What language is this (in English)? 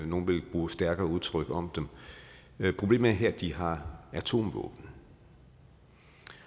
Danish